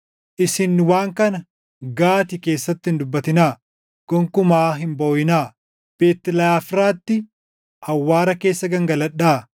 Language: Oromo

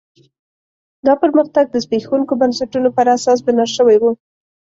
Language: Pashto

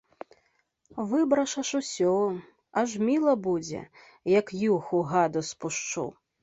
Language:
Belarusian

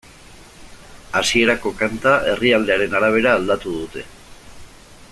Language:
Basque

